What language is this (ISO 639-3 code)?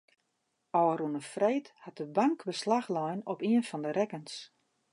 fry